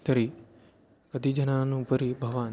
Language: Sanskrit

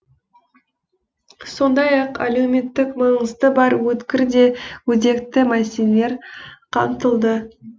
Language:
Kazakh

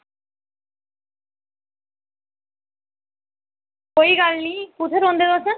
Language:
Dogri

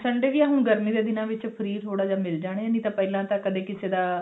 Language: Punjabi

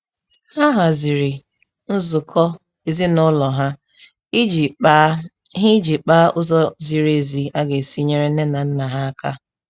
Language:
Igbo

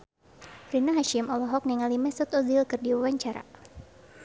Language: Sundanese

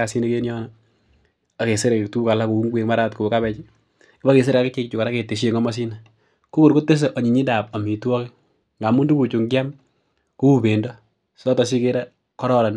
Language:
Kalenjin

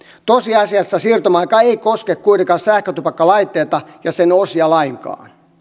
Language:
Finnish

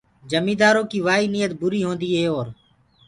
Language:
Gurgula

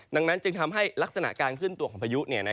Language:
Thai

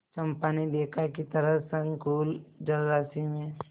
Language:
Hindi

